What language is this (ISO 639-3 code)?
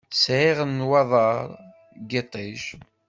kab